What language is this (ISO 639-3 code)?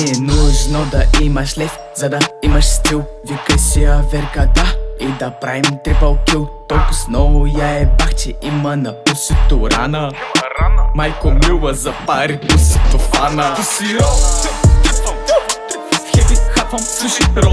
pol